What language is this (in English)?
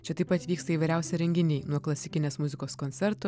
Lithuanian